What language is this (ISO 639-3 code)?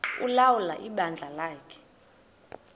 xho